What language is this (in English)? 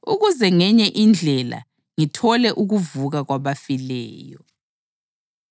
North Ndebele